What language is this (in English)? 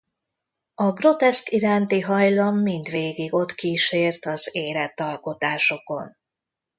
Hungarian